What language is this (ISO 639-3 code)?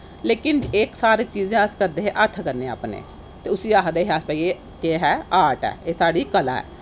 doi